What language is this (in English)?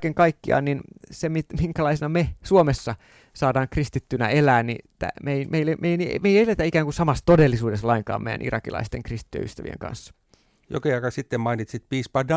Finnish